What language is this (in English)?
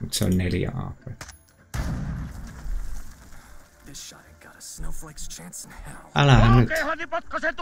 Finnish